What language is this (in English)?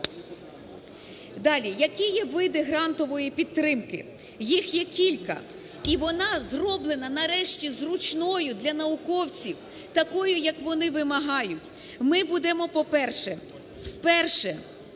Ukrainian